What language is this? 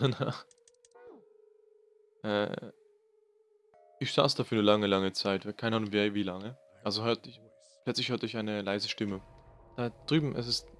German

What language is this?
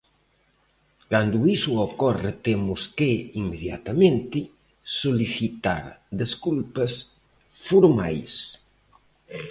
Galician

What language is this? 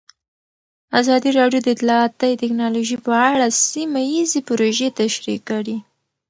Pashto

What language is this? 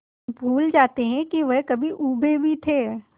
Hindi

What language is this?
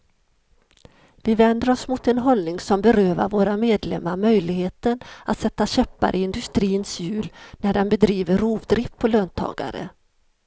Swedish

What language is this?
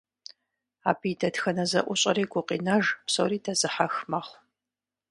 Kabardian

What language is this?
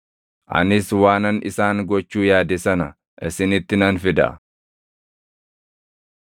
Oromo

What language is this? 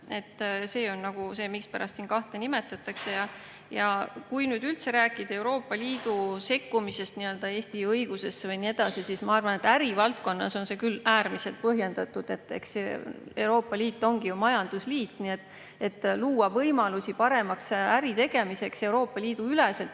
Estonian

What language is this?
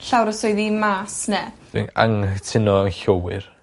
Welsh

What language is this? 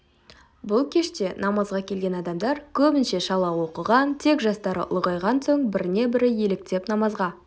Kazakh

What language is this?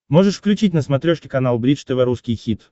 Russian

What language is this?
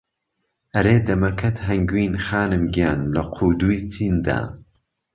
Central Kurdish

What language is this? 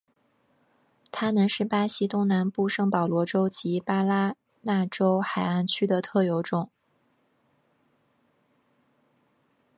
Chinese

